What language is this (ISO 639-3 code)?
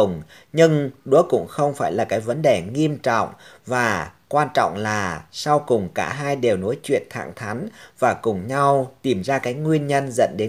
vie